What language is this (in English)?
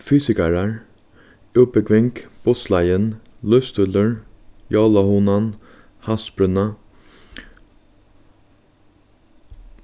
Faroese